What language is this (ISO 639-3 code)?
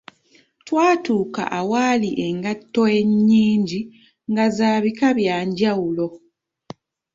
lug